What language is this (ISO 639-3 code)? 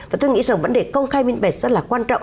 vie